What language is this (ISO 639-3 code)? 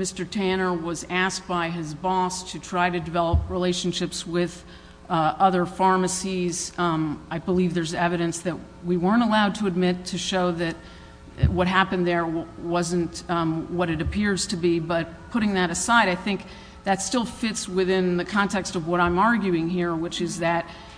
eng